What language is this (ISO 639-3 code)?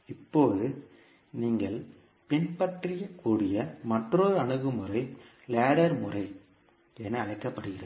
tam